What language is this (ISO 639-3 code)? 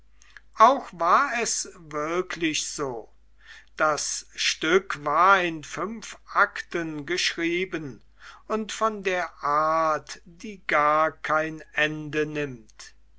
deu